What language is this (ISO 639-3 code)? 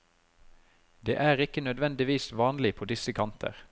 nor